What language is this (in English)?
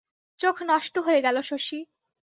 Bangla